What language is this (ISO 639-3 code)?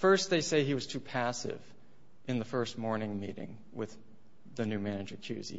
eng